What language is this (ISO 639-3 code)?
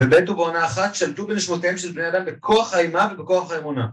heb